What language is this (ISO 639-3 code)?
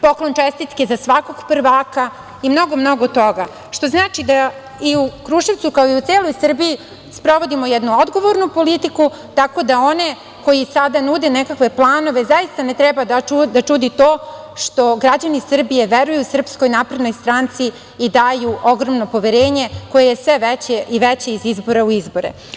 srp